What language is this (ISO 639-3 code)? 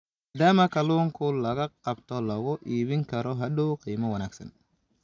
som